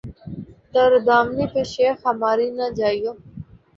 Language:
Urdu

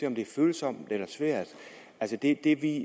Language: Danish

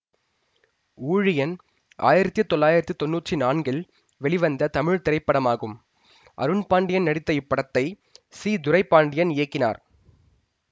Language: Tamil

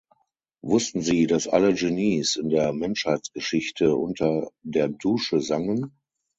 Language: German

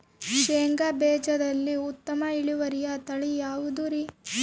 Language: Kannada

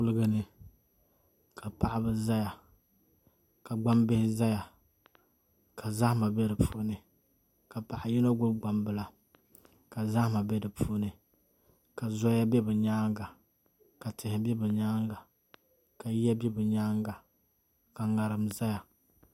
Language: Dagbani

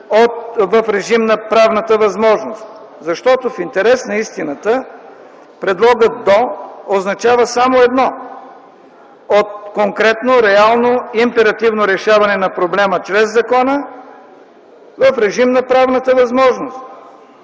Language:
Bulgarian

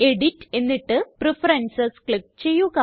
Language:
Malayalam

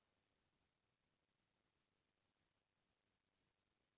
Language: Chhattisgarhi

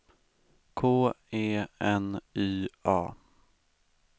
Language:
Swedish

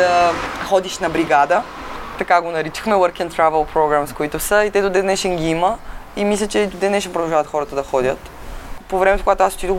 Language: Bulgarian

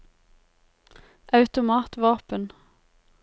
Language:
Norwegian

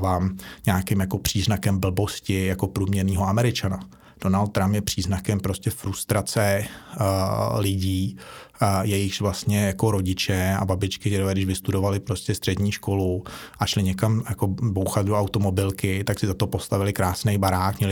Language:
Czech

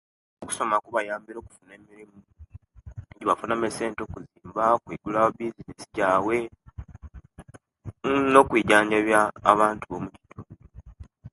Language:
Kenyi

